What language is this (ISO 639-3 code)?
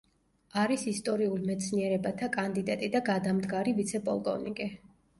kat